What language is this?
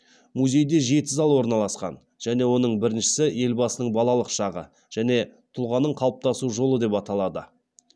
Kazakh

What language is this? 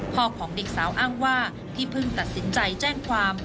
Thai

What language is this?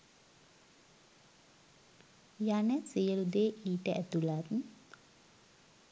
Sinhala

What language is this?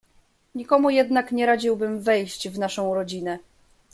Polish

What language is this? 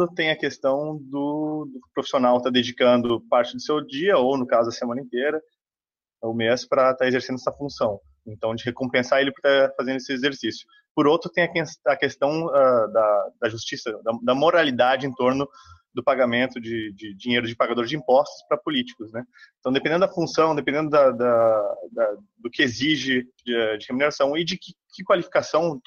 Portuguese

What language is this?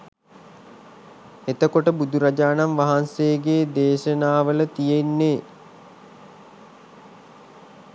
Sinhala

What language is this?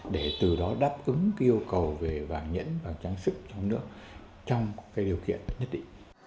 Vietnamese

